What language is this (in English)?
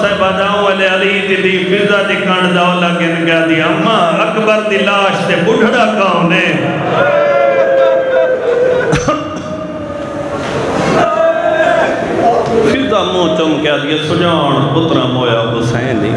Punjabi